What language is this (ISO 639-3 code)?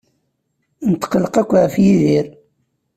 kab